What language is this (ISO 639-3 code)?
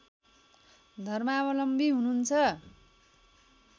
nep